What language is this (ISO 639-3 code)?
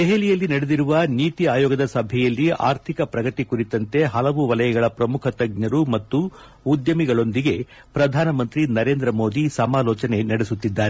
kan